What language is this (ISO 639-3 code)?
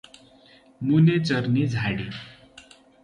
nep